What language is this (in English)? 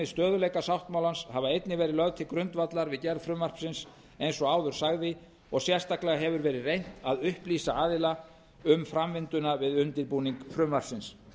Icelandic